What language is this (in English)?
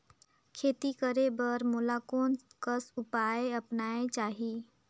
Chhattisgarhi